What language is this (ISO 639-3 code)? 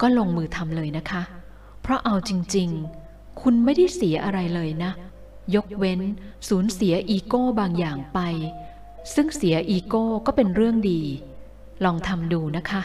tha